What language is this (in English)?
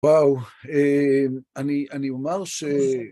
Hebrew